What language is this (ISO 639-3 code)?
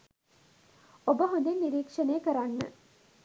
sin